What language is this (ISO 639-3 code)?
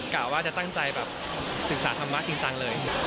tha